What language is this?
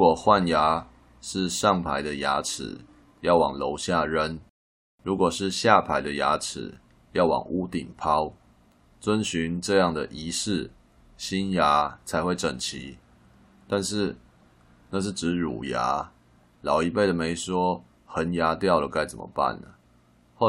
Chinese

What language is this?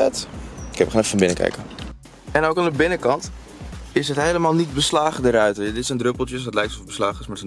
Dutch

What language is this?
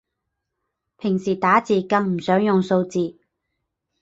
Cantonese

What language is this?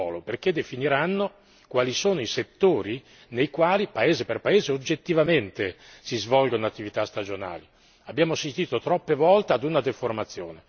Italian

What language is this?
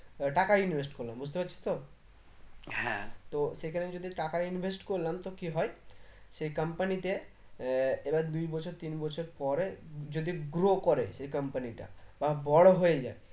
Bangla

